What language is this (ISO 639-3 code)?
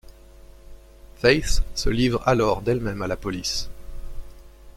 fra